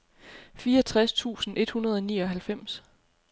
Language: Danish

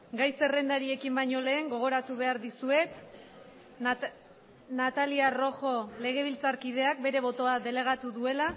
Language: Basque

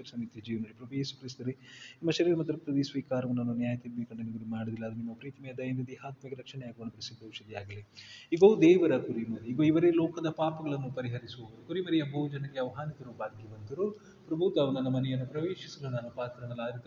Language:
Kannada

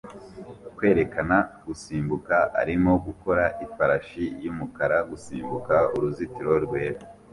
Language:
Kinyarwanda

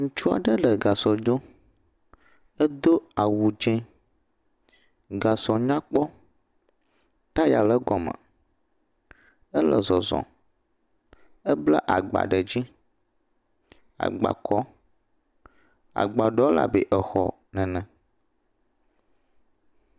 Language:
Ewe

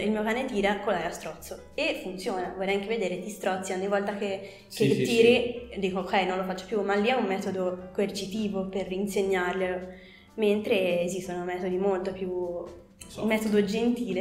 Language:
Italian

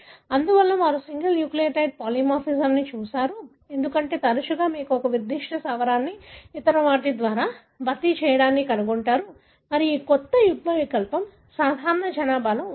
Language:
Telugu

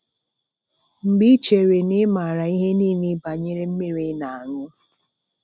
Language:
Igbo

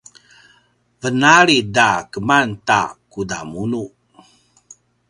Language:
Paiwan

